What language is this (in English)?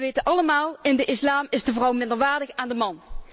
Dutch